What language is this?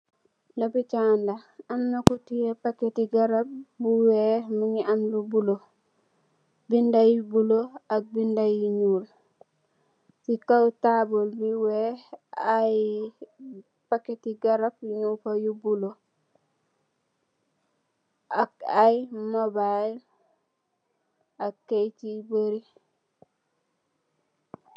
Wolof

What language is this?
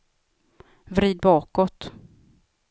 Swedish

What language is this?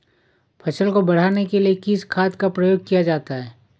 Hindi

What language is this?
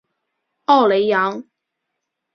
Chinese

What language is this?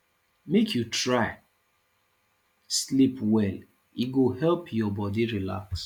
Nigerian Pidgin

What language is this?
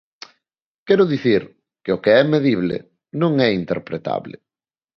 Galician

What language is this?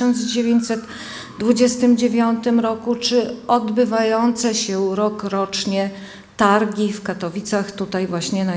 Polish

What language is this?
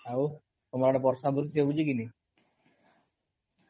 Odia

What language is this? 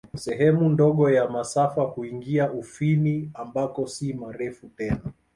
Swahili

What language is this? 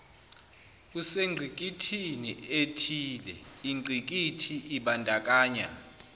Zulu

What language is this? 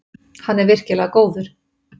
Icelandic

